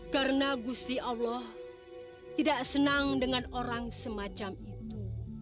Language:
Indonesian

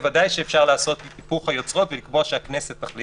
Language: Hebrew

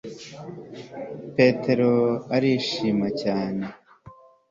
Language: Kinyarwanda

